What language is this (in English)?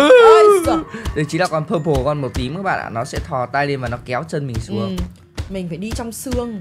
Vietnamese